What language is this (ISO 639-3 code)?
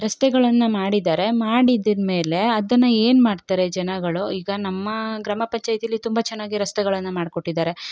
kan